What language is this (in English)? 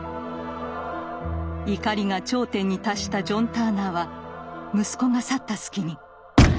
Japanese